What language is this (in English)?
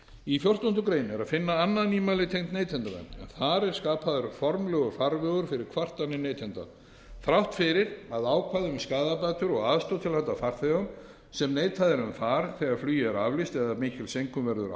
Icelandic